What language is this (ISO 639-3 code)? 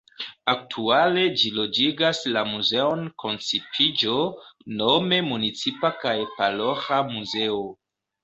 epo